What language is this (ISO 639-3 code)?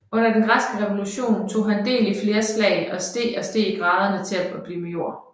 dan